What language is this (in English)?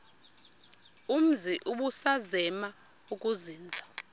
Xhosa